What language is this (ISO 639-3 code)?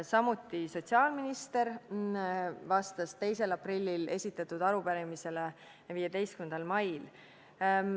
est